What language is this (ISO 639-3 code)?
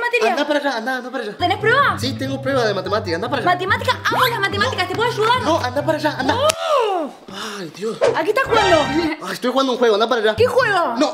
spa